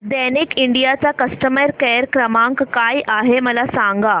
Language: Marathi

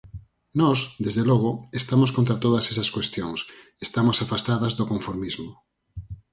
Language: Galician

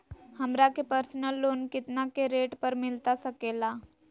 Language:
Magahi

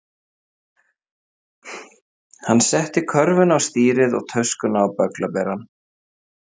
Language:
Icelandic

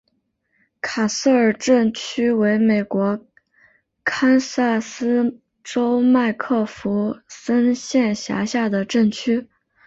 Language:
Chinese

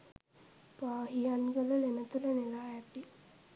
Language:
Sinhala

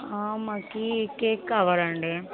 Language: Telugu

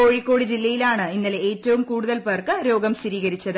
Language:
Malayalam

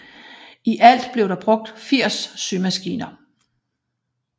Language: Danish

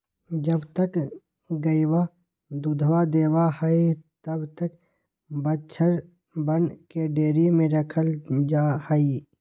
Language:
Magahi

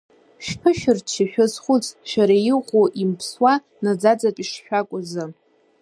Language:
Abkhazian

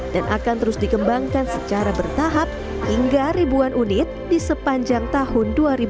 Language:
Indonesian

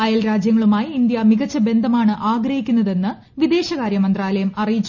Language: Malayalam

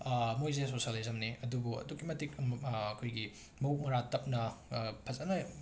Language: Manipuri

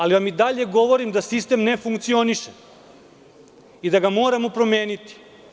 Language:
Serbian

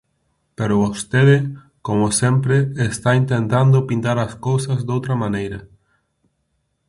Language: Galician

